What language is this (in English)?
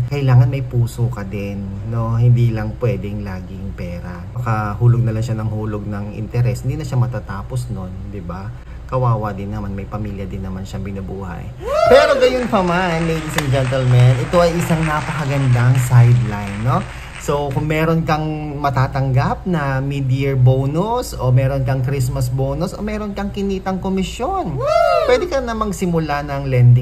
Filipino